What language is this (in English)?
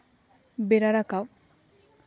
Santali